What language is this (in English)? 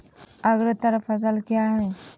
Maithili